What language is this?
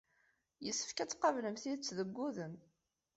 Kabyle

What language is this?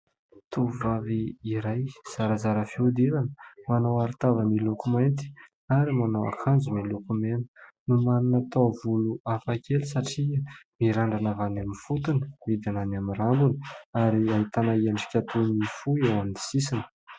Malagasy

